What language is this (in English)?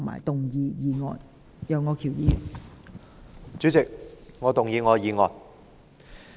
Cantonese